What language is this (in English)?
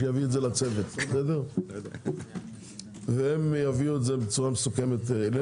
Hebrew